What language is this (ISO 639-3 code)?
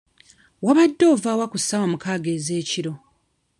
lug